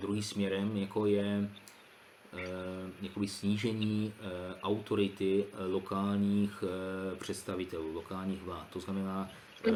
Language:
Czech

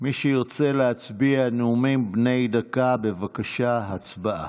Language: Hebrew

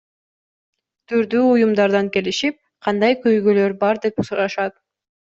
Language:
Kyrgyz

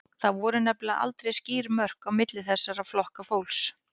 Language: Icelandic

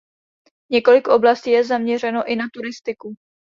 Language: Czech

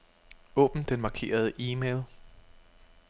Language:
Danish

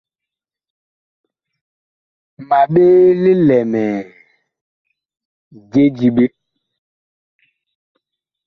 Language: Bakoko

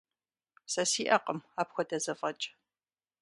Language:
Kabardian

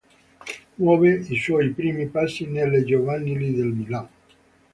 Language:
Italian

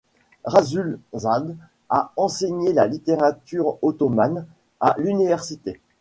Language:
French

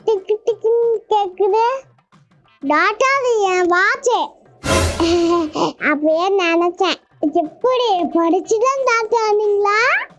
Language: Turkish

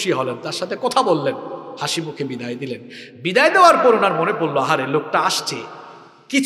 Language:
Arabic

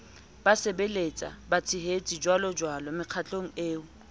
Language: Southern Sotho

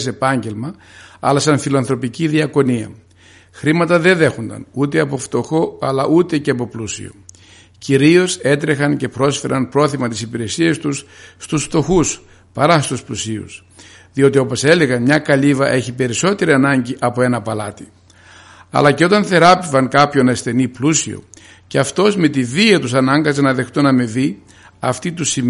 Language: Greek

